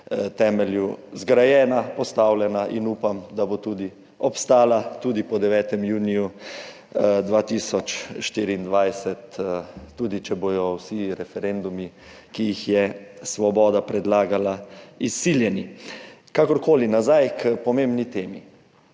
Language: Slovenian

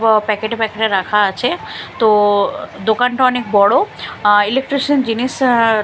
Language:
Bangla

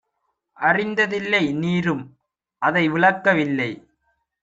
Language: Tamil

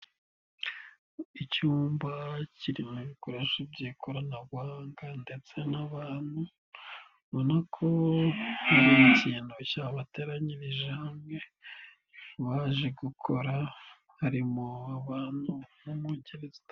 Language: Kinyarwanda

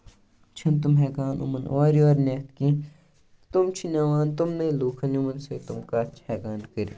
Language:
Kashmiri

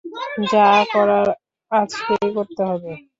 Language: Bangla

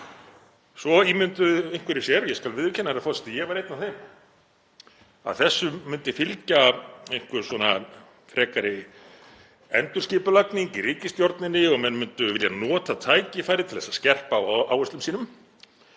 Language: Icelandic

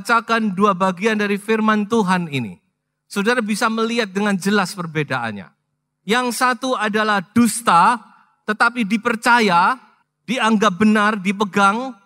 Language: Indonesian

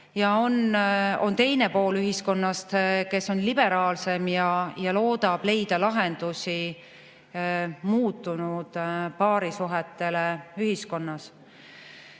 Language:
Estonian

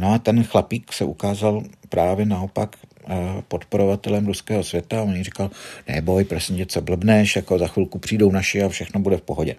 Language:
Czech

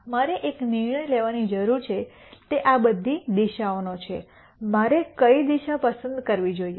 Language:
Gujarati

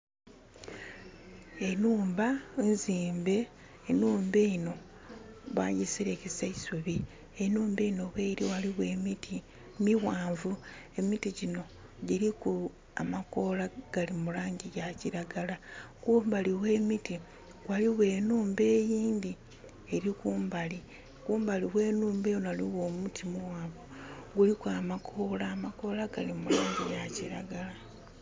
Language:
Soga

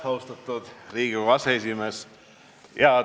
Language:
Estonian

